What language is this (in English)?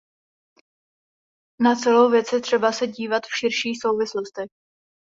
Czech